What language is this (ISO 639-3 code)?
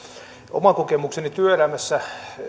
fin